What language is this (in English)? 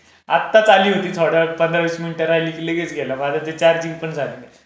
Marathi